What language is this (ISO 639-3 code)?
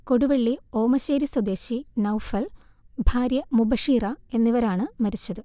mal